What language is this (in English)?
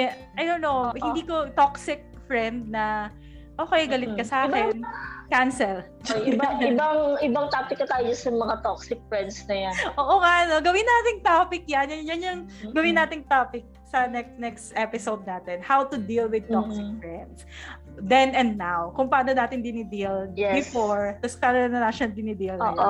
Filipino